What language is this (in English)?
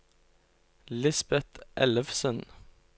Norwegian